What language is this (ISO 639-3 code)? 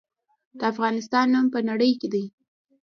pus